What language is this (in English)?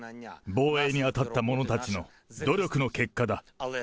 Japanese